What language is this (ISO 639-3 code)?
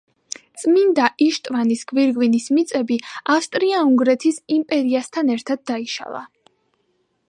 kat